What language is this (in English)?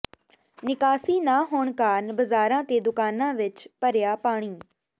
Punjabi